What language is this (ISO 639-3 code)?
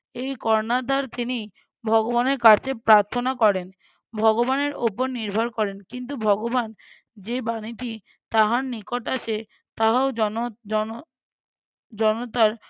ben